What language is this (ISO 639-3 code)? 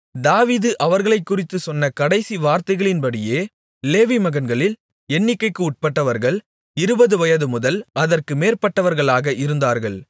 tam